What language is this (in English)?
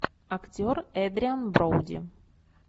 Russian